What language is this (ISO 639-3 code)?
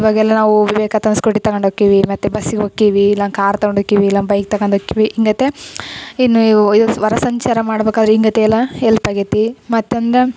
kan